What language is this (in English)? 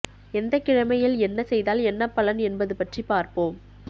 Tamil